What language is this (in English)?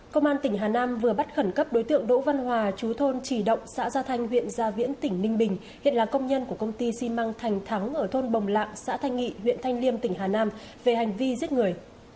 Vietnamese